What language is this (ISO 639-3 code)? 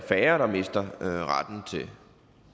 dan